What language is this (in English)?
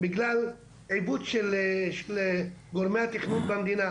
Hebrew